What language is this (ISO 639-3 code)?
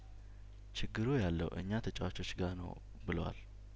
amh